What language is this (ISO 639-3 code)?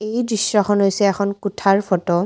asm